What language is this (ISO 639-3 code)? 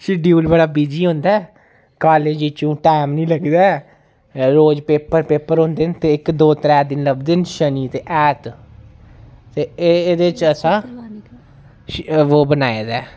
doi